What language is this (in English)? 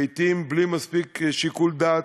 Hebrew